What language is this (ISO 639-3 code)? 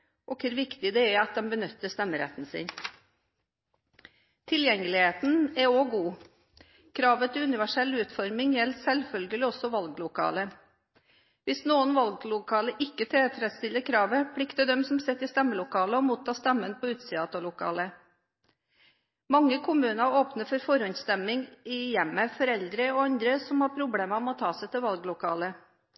nob